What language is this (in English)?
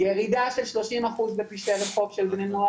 Hebrew